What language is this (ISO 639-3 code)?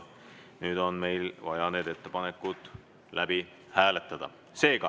est